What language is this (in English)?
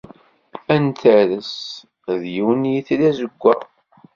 Kabyle